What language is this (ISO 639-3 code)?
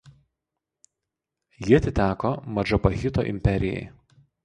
lit